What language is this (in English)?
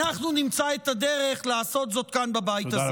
Hebrew